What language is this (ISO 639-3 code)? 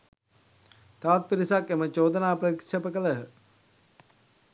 sin